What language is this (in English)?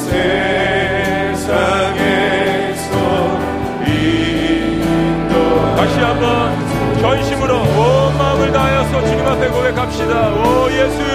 Korean